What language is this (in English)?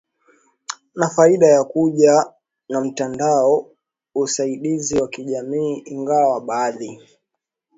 Swahili